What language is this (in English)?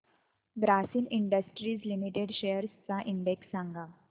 Marathi